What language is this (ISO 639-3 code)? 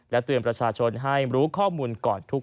tha